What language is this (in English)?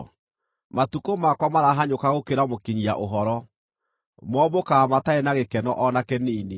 Kikuyu